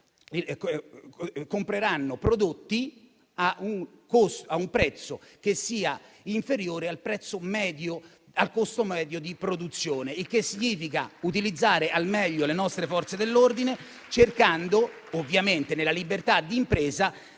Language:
Italian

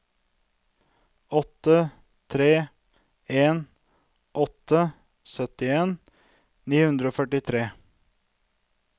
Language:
Norwegian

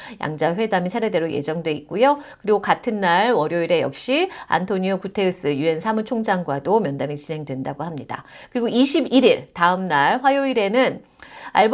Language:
Korean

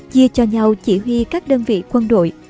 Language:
Vietnamese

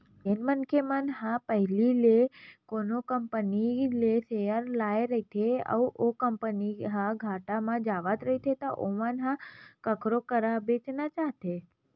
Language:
Chhattisgarhi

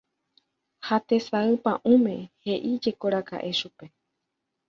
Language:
Guarani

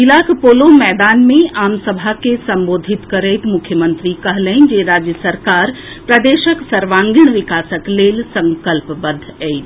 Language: Maithili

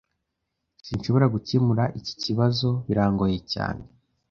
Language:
Kinyarwanda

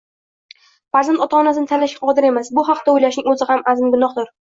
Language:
Uzbek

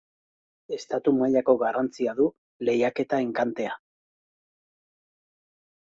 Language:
Basque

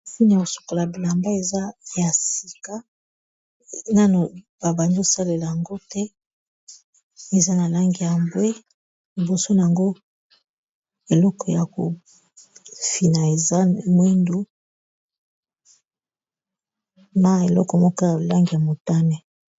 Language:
Lingala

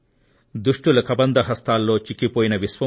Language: Telugu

